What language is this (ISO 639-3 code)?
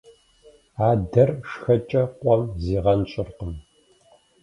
kbd